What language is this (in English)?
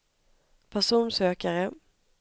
Swedish